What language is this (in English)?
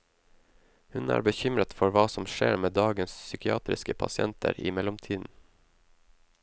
Norwegian